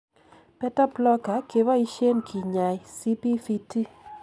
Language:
Kalenjin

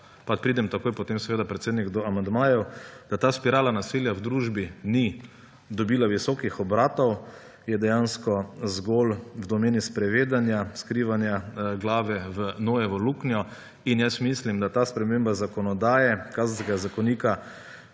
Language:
Slovenian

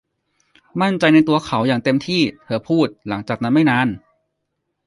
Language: Thai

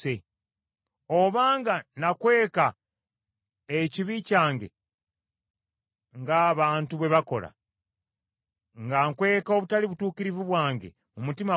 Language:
Ganda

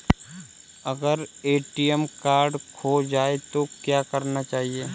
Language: Hindi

